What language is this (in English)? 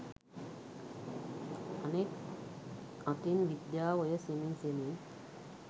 Sinhala